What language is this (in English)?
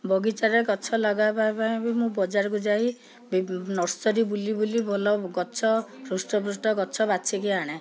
Odia